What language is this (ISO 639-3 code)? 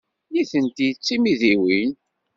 kab